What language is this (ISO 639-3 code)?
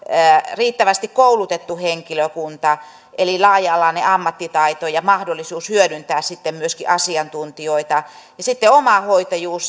fin